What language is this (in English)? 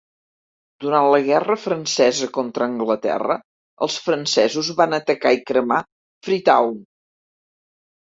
Catalan